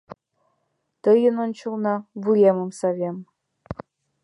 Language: Mari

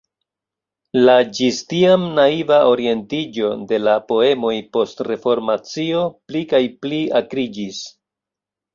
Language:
Esperanto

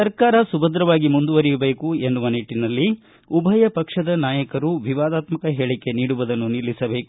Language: Kannada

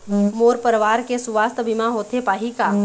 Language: Chhattisgarhi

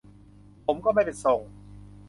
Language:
Thai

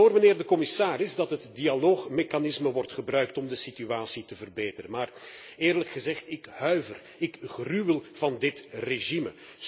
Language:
Dutch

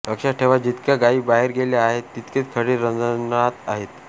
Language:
Marathi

